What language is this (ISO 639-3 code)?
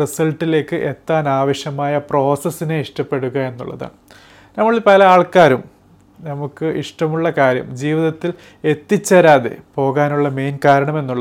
mal